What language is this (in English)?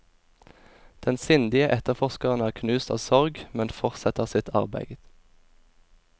Norwegian